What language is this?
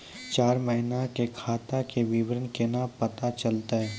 Maithili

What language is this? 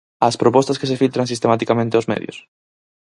Galician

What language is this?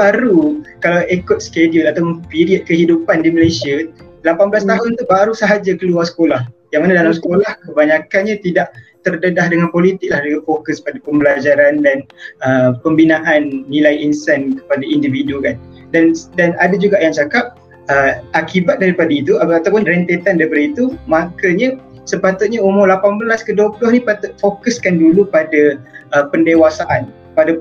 Malay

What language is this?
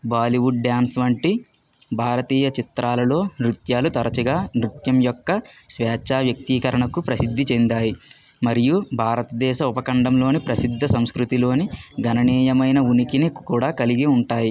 Telugu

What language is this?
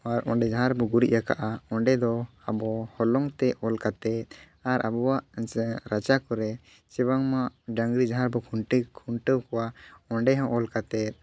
Santali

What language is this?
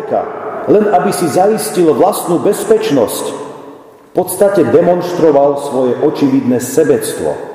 Slovak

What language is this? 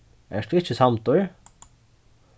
Faroese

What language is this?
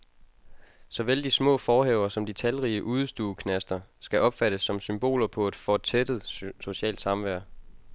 Danish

